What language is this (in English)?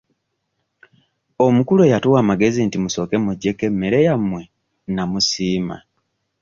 Ganda